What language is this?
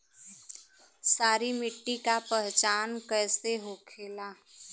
Bhojpuri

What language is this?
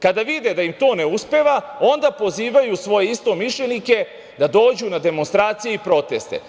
Serbian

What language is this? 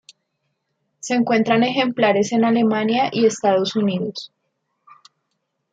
Spanish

